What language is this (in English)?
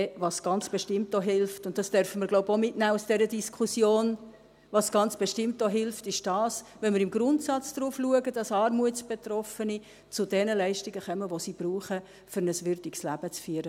Swiss German